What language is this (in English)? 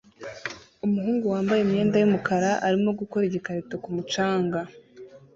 Kinyarwanda